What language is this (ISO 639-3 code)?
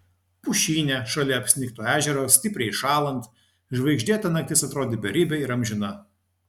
lit